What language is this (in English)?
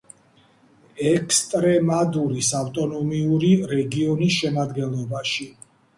Georgian